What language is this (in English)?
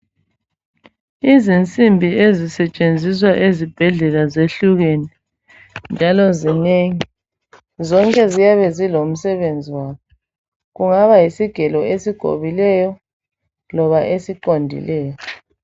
North Ndebele